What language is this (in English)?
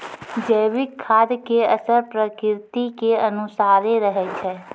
Maithili